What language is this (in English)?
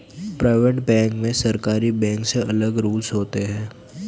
Hindi